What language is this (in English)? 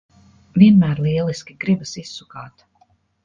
Latvian